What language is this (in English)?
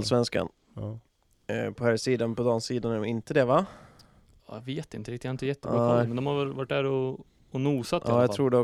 Swedish